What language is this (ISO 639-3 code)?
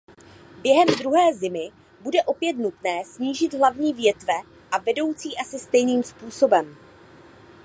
ces